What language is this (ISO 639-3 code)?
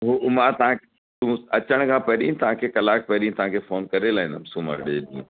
snd